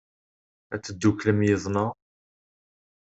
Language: Kabyle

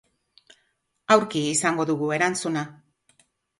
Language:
Basque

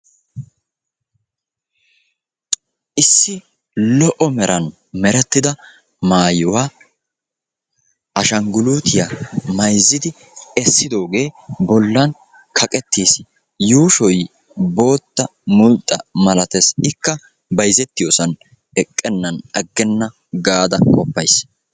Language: Wolaytta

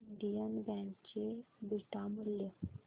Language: Marathi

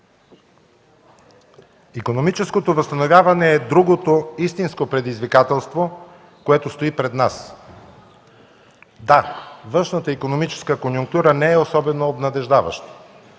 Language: Bulgarian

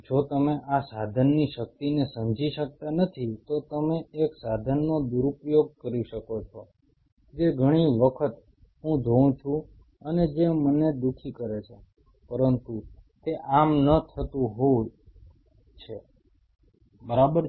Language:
Gujarati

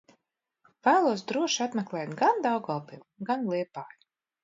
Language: Latvian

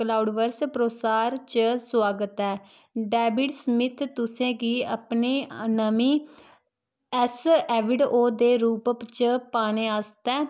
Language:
Dogri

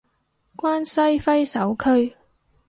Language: Cantonese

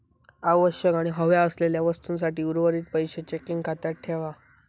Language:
Marathi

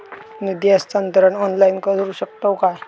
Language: Marathi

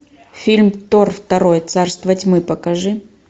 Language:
Russian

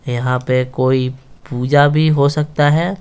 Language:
Hindi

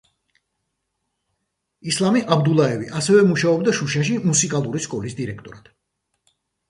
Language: Georgian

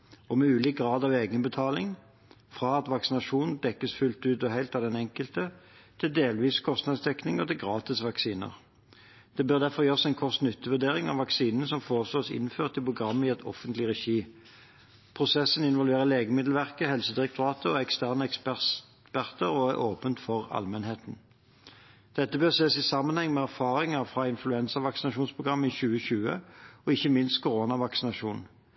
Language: Norwegian Bokmål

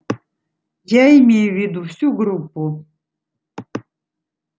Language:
Russian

